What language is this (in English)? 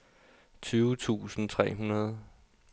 Danish